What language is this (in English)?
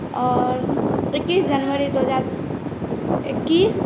Maithili